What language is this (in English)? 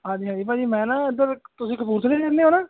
Punjabi